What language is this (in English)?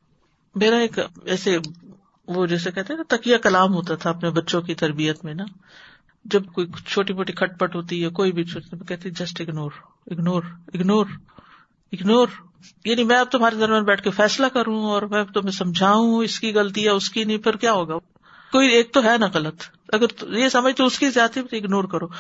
Urdu